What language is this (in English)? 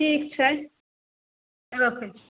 Maithili